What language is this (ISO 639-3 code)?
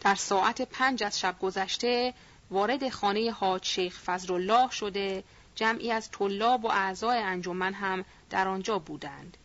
fas